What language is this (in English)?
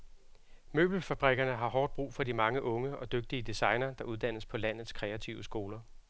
Danish